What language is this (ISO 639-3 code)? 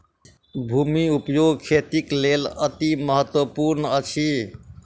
mai